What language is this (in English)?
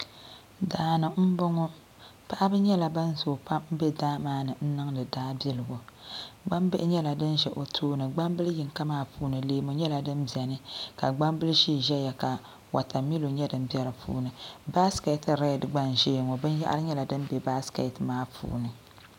Dagbani